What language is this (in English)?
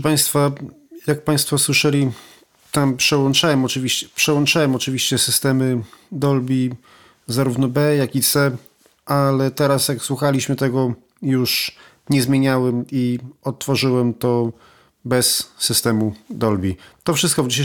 Polish